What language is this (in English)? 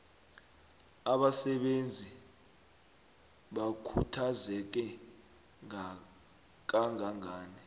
South Ndebele